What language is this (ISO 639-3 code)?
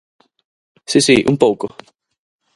glg